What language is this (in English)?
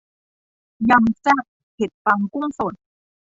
Thai